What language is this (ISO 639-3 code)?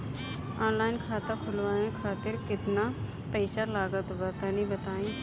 bho